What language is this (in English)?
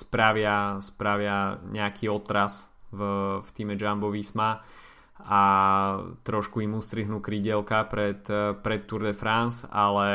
Slovak